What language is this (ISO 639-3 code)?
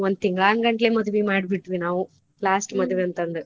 kan